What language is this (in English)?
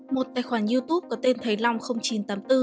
Vietnamese